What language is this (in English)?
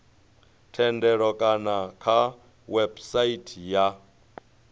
Venda